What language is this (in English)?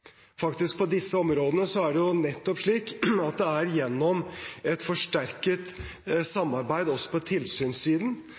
Norwegian Bokmål